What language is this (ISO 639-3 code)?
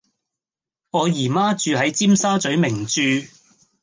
yue